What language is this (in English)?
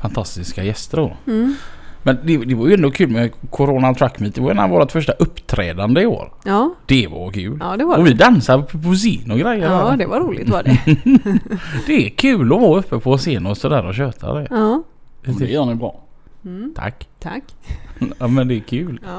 Swedish